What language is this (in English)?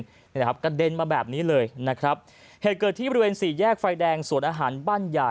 Thai